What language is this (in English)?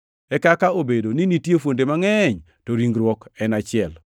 Luo (Kenya and Tanzania)